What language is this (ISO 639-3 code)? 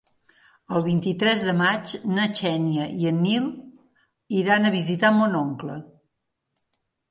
cat